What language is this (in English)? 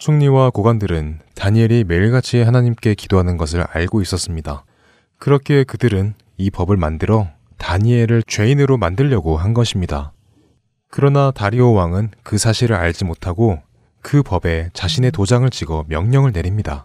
Korean